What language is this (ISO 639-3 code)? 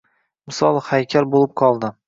uzb